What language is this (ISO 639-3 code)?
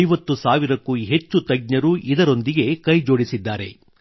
kan